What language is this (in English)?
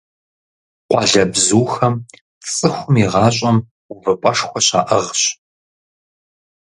Kabardian